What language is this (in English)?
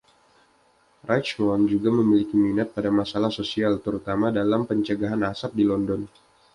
Indonesian